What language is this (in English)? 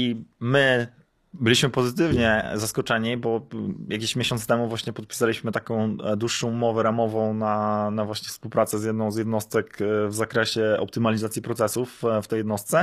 Polish